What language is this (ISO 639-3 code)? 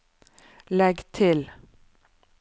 nor